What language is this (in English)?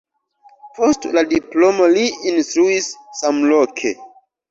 Esperanto